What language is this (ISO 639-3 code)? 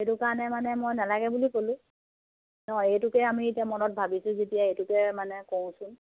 asm